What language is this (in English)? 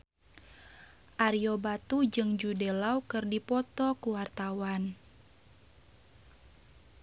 Sundanese